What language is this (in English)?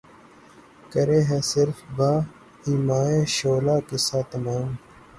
Urdu